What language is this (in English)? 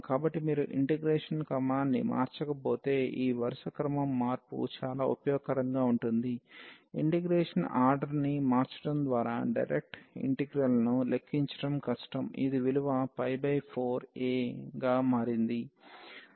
Telugu